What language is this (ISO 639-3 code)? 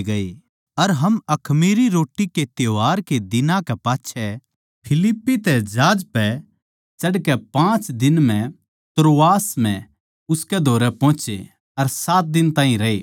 bgc